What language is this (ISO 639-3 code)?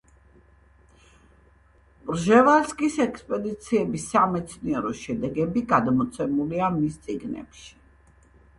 kat